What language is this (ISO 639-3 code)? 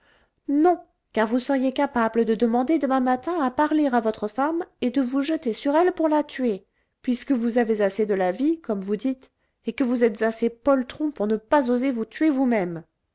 fra